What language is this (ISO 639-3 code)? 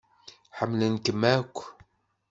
kab